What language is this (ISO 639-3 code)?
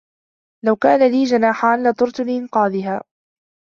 ara